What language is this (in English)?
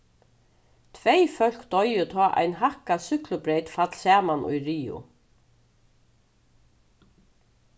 Faroese